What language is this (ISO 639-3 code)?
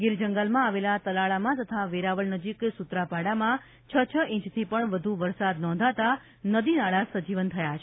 guj